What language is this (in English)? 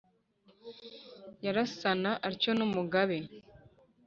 Kinyarwanda